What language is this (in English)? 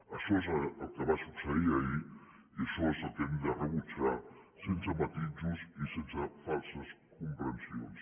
Catalan